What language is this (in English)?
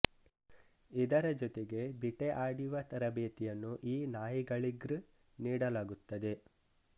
Kannada